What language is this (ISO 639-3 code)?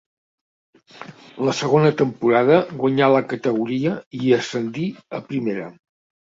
cat